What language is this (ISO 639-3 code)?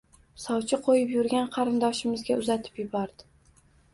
uzb